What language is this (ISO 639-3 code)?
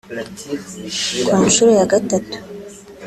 kin